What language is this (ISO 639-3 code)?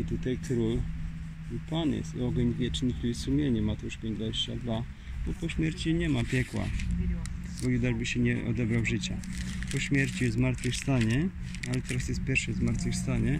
pol